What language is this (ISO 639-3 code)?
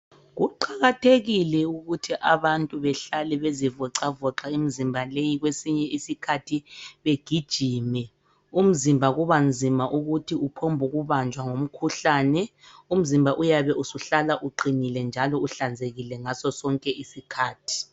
nde